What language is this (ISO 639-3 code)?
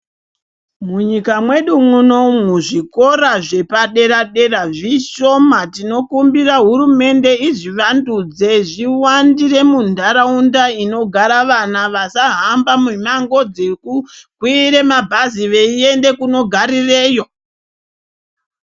ndc